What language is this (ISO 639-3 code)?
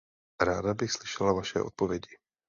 ces